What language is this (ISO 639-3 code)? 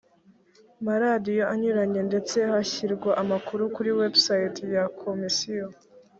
kin